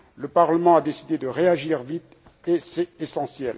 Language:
French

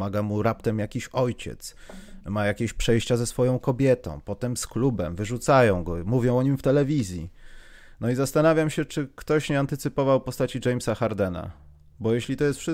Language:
Polish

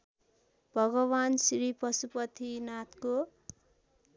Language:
Nepali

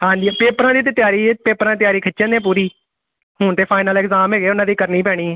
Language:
Punjabi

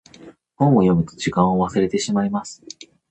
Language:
Japanese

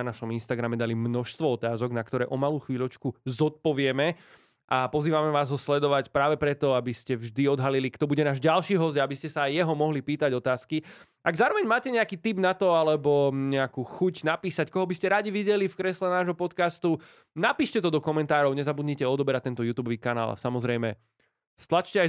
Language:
Slovak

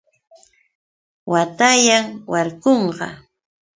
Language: Yauyos Quechua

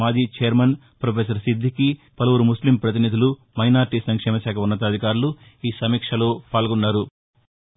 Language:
Telugu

